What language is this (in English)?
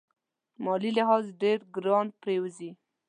Pashto